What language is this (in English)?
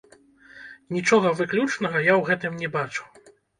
Belarusian